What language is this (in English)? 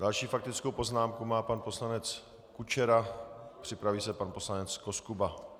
Czech